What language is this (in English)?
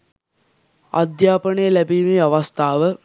Sinhala